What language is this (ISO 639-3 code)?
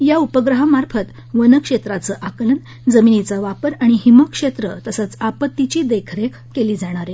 mar